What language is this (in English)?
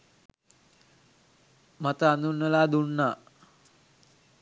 Sinhala